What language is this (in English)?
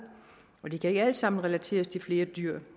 Danish